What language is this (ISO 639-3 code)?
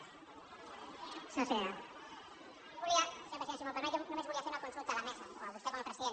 cat